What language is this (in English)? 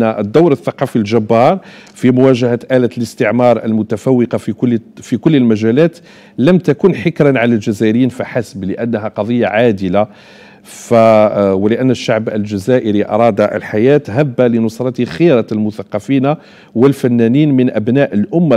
Arabic